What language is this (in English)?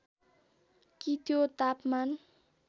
Nepali